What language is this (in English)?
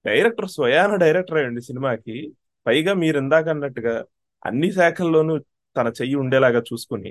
Telugu